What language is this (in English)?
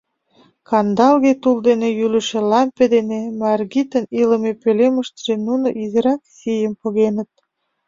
Mari